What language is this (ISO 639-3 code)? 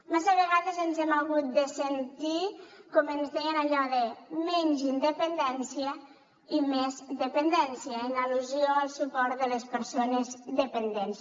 cat